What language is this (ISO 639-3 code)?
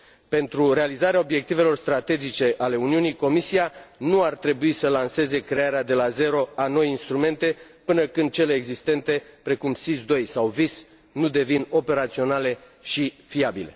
ron